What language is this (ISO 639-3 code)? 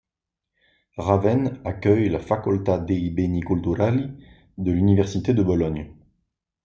fra